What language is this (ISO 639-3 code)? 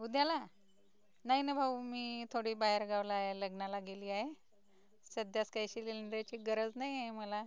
mar